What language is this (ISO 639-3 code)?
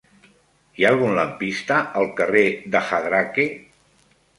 cat